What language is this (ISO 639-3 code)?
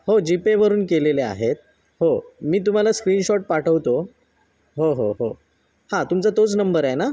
mar